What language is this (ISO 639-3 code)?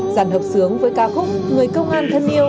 vie